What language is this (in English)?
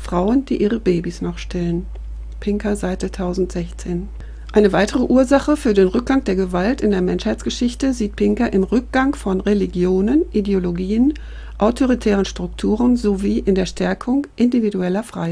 German